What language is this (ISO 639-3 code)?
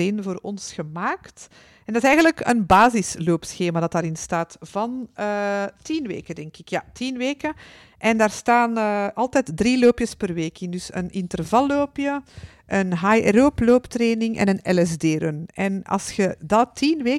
nld